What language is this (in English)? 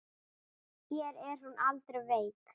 Icelandic